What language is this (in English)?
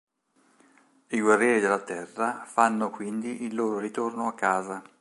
Italian